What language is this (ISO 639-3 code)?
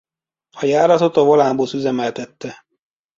hun